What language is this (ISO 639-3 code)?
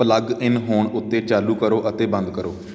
pan